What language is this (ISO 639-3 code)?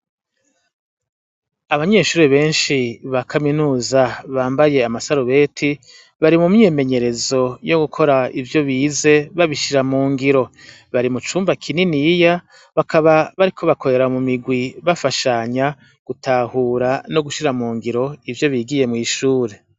run